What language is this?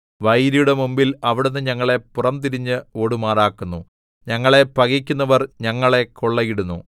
Malayalam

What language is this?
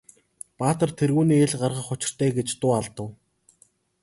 Mongolian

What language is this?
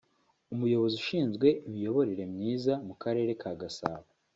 Kinyarwanda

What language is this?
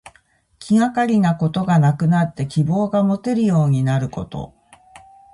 Japanese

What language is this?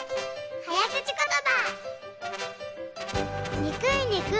Japanese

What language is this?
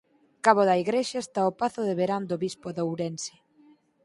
Galician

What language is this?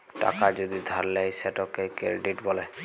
Bangla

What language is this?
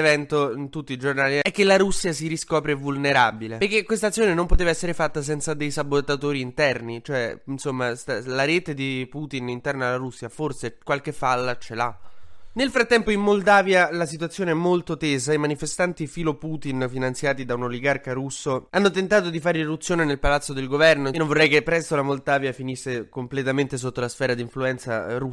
Italian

